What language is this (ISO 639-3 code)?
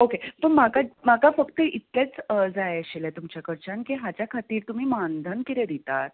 kok